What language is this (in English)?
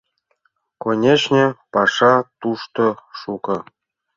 Mari